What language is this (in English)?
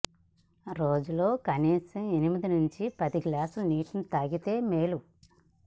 Telugu